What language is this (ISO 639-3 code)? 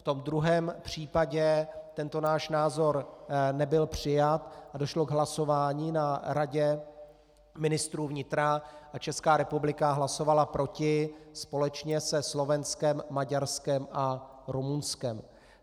ces